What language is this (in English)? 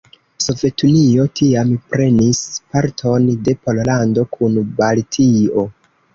Esperanto